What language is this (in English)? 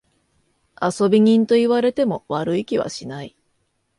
Japanese